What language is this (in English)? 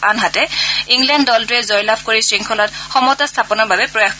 Assamese